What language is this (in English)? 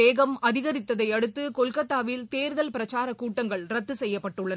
Tamil